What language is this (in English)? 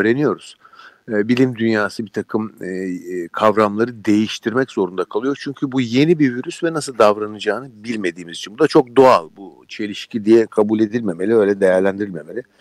Turkish